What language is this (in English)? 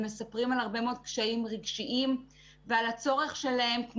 Hebrew